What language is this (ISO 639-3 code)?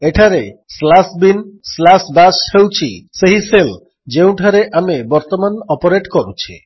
ori